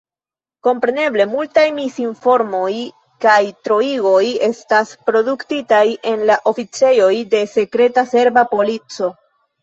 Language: Esperanto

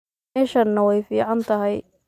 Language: Somali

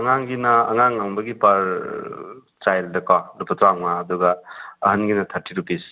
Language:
Manipuri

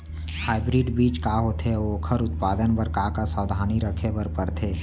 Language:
Chhattisgarhi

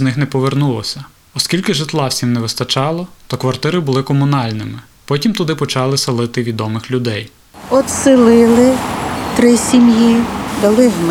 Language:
Ukrainian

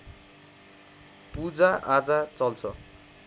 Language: Nepali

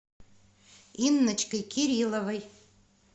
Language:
Russian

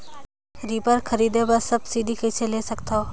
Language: Chhattisgarhi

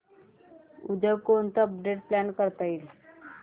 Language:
Marathi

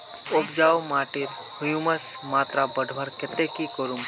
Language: Magahi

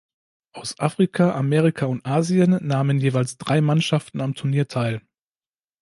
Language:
German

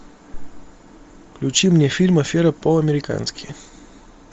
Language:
Russian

